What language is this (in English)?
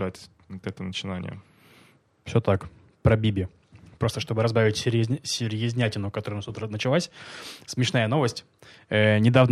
Russian